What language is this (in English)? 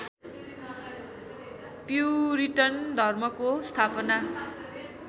Nepali